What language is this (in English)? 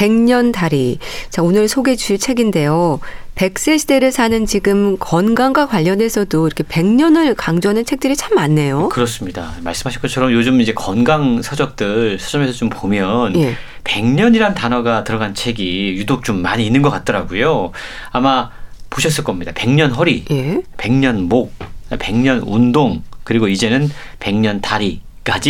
Korean